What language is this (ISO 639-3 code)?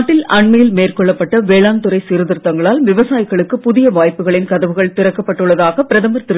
tam